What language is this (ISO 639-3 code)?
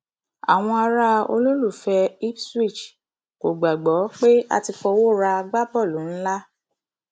yor